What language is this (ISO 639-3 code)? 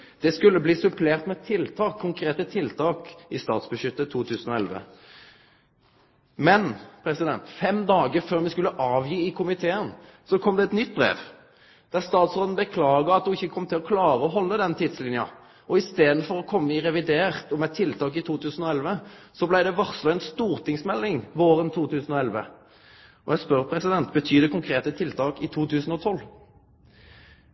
nno